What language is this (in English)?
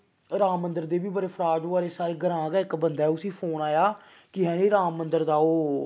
Dogri